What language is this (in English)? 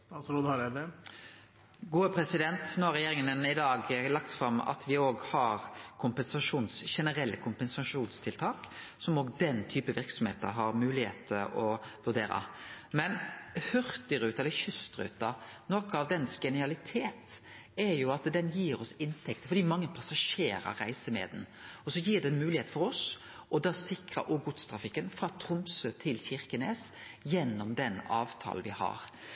Norwegian